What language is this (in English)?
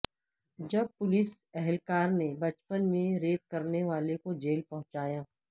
Urdu